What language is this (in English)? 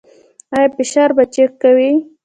Pashto